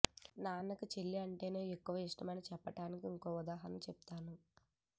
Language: Telugu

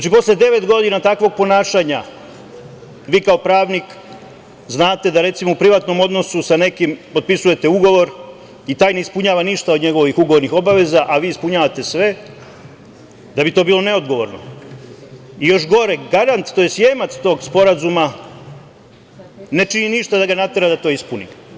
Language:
Serbian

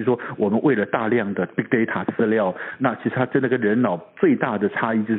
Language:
Chinese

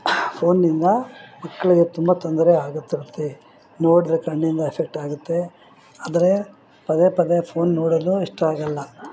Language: Kannada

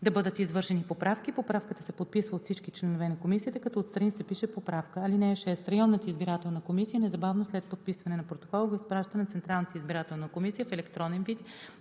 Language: Bulgarian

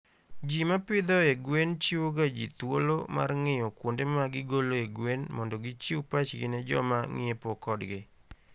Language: Luo (Kenya and Tanzania)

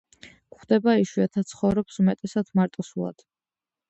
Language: Georgian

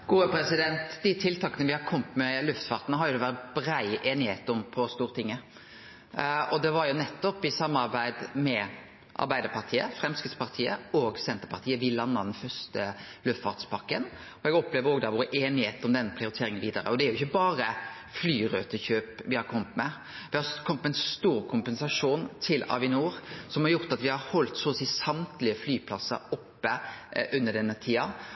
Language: Norwegian Nynorsk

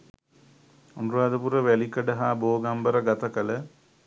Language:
Sinhala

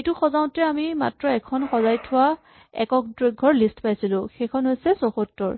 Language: Assamese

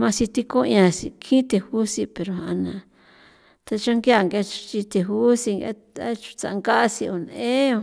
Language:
San Felipe Otlaltepec Popoloca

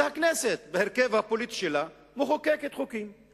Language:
Hebrew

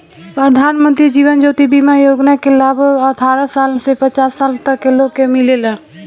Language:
Bhojpuri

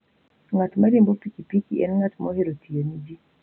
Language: Luo (Kenya and Tanzania)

